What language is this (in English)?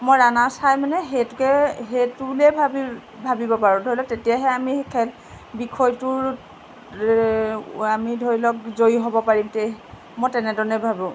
Assamese